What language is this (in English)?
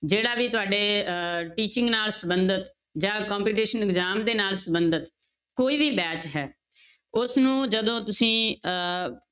Punjabi